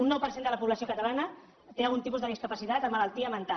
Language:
Catalan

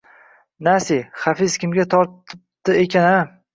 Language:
Uzbek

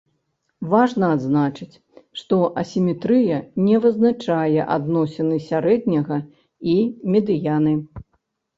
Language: Belarusian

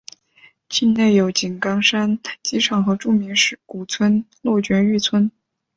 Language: Chinese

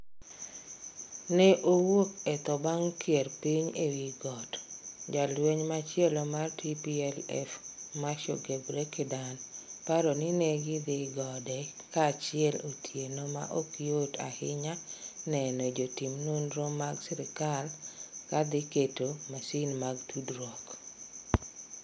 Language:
Luo (Kenya and Tanzania)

